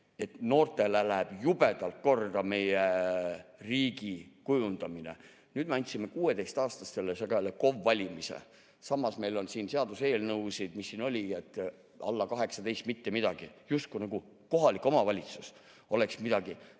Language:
Estonian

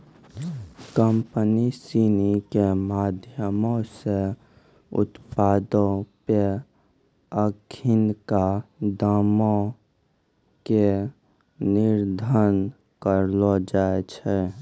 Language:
Maithili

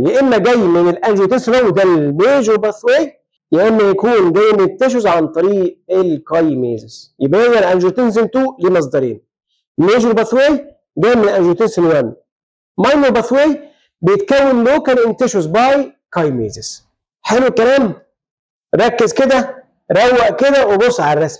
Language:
Arabic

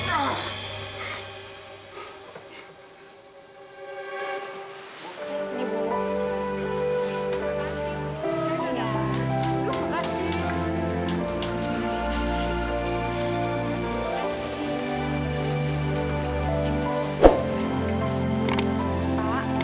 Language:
Indonesian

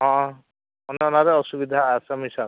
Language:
Santali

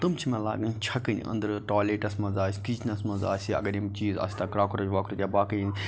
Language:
Kashmiri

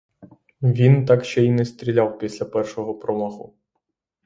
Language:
Ukrainian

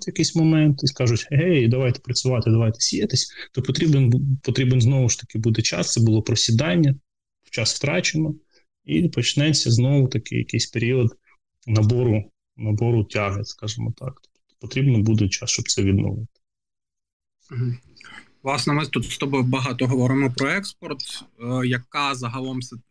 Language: Ukrainian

